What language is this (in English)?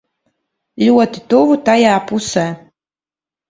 Latvian